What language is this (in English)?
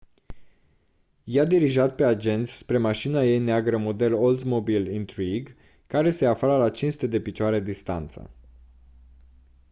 Romanian